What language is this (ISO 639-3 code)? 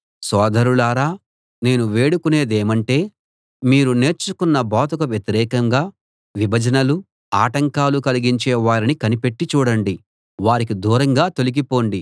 tel